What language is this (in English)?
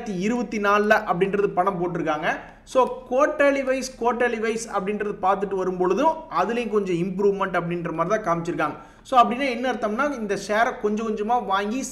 Tamil